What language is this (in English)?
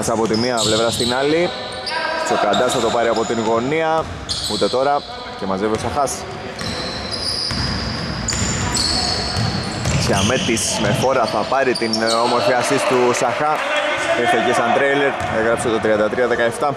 Greek